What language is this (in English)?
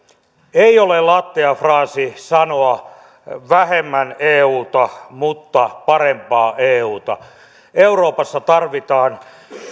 Finnish